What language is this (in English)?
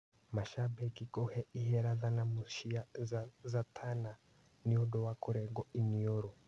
Kikuyu